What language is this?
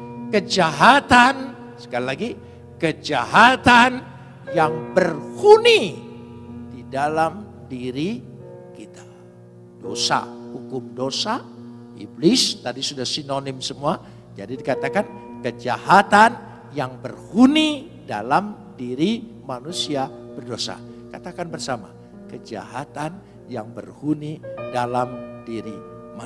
Indonesian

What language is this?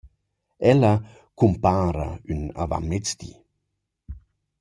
Romansh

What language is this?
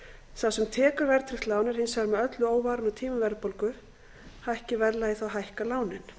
Icelandic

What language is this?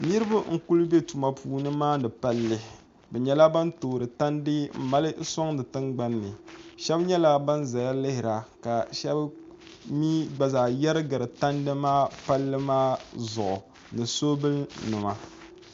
Dagbani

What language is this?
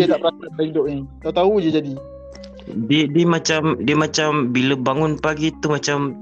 Malay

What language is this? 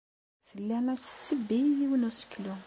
Kabyle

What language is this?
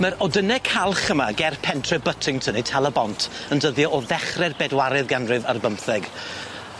Welsh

